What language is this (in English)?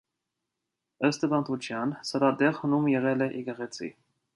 Armenian